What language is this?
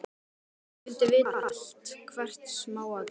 Icelandic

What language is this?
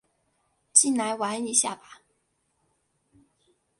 Chinese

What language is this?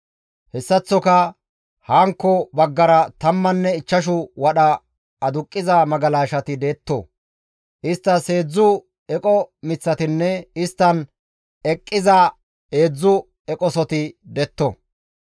Gamo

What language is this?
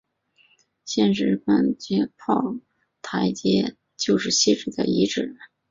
Chinese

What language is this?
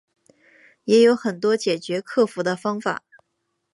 Chinese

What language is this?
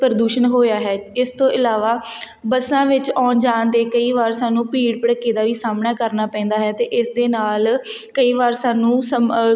Punjabi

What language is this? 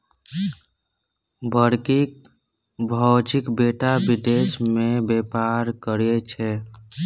Maithili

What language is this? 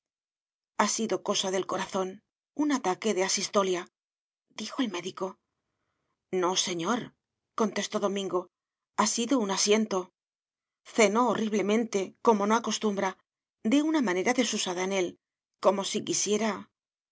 Spanish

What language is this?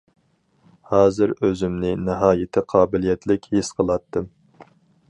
Uyghur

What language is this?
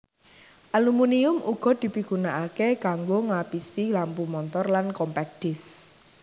Javanese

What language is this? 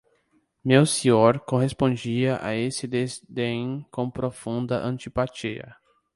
Portuguese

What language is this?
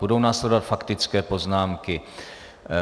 Czech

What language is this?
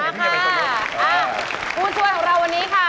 Thai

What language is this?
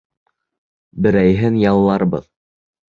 Bashkir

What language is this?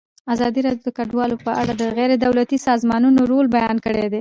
Pashto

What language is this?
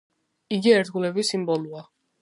Georgian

